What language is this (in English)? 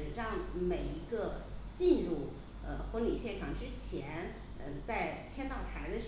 Chinese